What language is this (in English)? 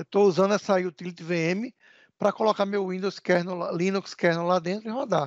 Portuguese